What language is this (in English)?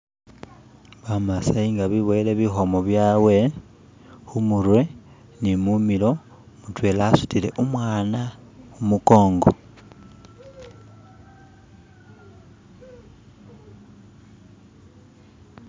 Masaaba